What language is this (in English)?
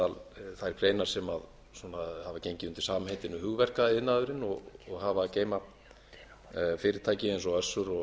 Icelandic